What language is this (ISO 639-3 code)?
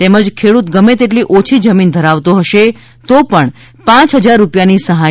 guj